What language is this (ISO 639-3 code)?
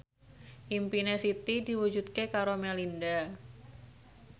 jav